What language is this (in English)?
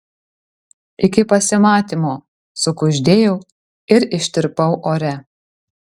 Lithuanian